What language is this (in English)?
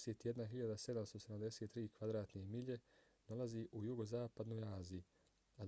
Bosnian